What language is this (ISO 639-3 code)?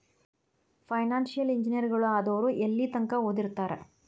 kan